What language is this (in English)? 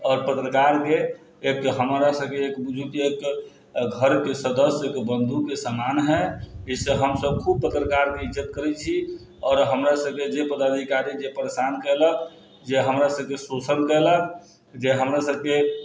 Maithili